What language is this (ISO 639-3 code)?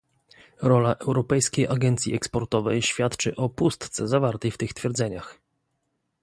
pol